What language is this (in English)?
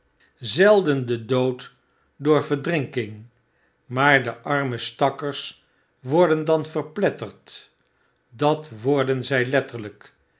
Dutch